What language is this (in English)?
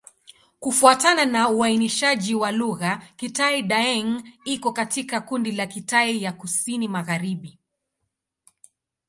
Swahili